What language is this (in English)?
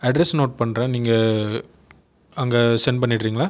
Tamil